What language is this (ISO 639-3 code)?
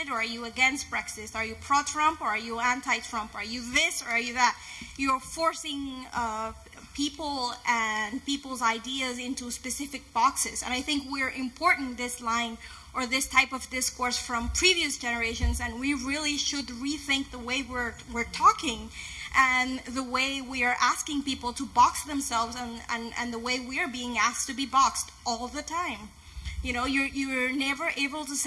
eng